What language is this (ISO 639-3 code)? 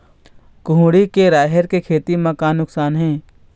hne